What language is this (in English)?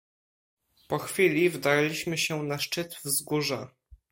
Polish